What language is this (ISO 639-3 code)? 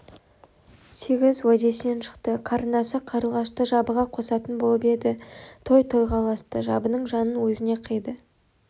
kaz